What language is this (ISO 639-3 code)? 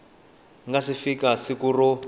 tso